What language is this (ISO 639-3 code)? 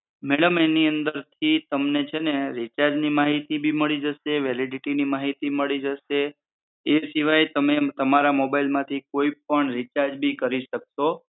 guj